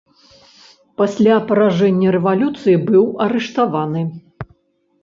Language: Belarusian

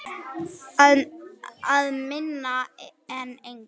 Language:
Icelandic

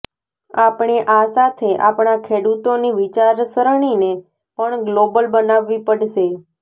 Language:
Gujarati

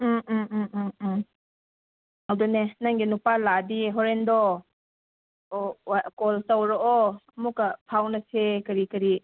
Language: Manipuri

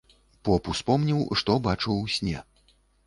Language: Belarusian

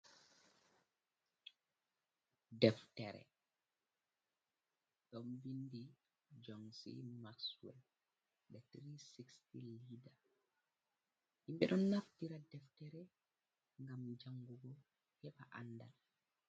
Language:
Fula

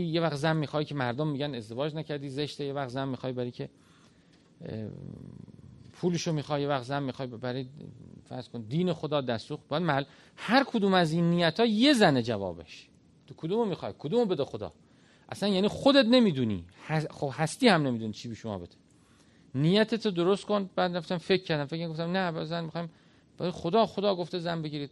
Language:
Persian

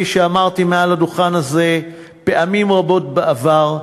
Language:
Hebrew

